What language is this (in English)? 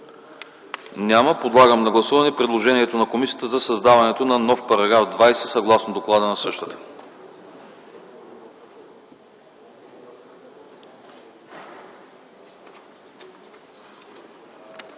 Bulgarian